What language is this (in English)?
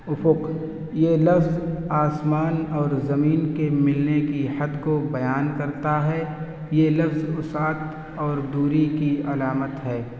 Urdu